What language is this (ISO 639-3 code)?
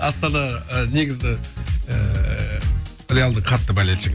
kaz